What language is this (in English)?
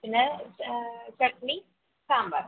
Malayalam